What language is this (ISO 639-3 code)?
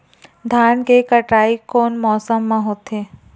hne